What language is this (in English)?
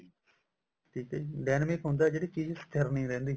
Punjabi